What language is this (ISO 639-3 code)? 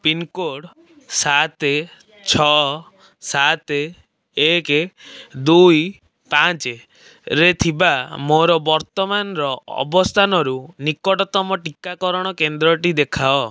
ori